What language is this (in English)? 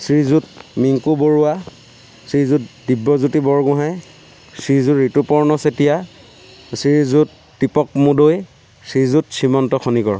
Assamese